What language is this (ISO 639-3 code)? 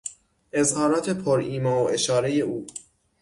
fas